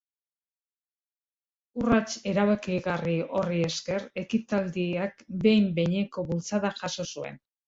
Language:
Basque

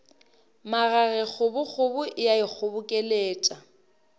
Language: Northern Sotho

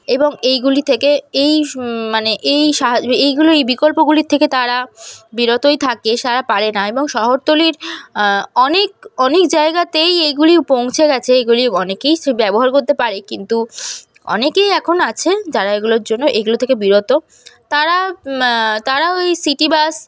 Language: Bangla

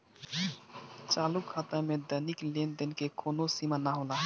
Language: Bhojpuri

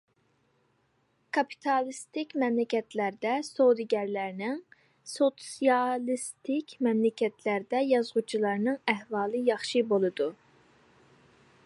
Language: Uyghur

